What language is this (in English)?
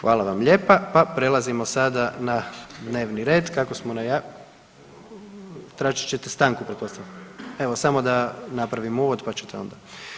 Croatian